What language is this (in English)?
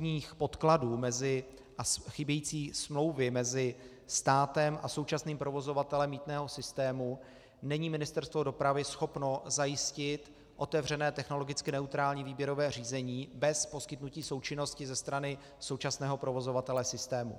Czech